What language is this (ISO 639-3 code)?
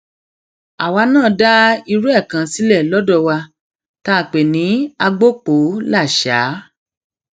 yor